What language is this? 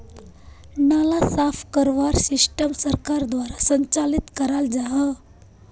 Magahi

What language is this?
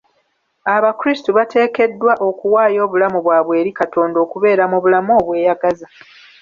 Ganda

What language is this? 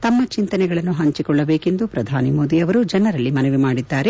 Kannada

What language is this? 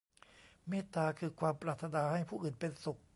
Thai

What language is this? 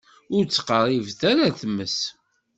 Kabyle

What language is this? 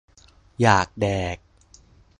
Thai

